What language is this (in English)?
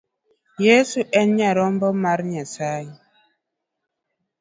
Luo (Kenya and Tanzania)